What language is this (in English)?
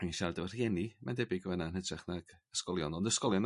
Welsh